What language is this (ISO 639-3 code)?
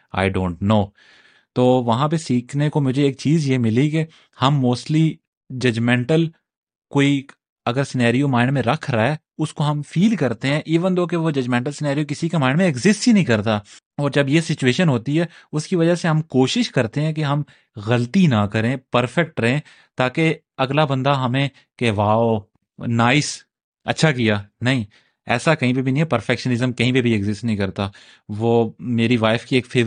urd